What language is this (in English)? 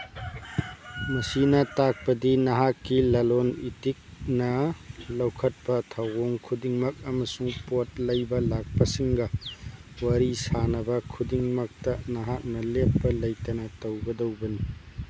Manipuri